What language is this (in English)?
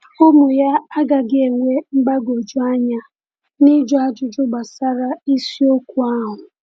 Igbo